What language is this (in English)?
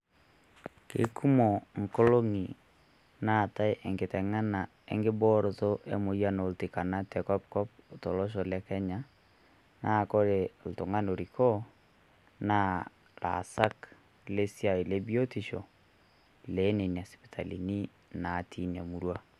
Masai